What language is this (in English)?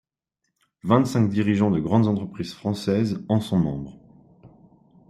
French